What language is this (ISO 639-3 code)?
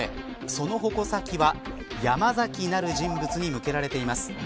jpn